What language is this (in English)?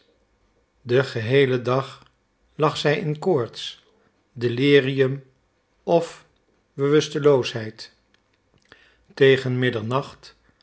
Dutch